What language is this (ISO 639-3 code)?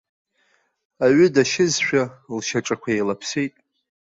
abk